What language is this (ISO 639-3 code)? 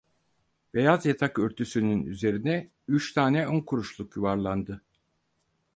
tur